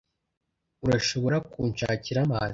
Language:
Kinyarwanda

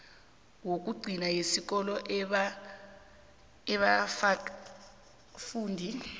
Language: South Ndebele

